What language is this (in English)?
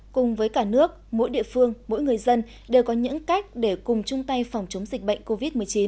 Vietnamese